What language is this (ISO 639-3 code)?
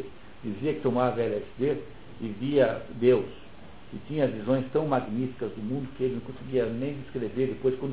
por